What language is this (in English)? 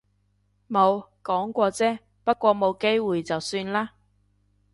Cantonese